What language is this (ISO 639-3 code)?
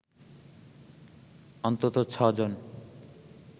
ben